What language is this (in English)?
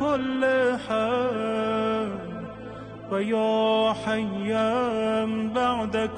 Arabic